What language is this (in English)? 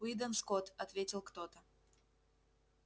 Russian